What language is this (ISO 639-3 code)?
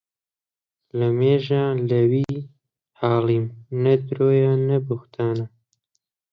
ckb